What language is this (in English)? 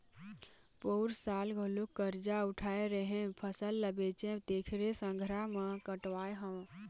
Chhattisgarhi